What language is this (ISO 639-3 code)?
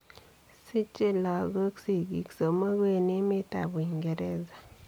kln